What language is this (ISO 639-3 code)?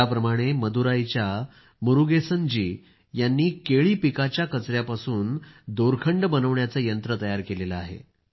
mar